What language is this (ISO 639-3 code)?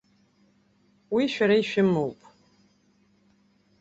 abk